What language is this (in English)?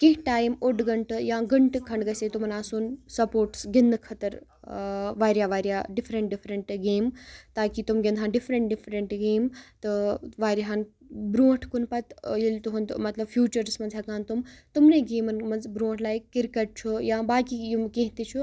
Kashmiri